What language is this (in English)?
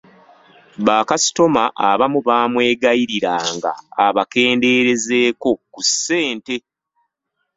Ganda